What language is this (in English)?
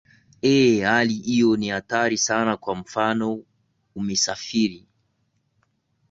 Swahili